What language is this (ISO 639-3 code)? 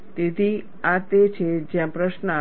guj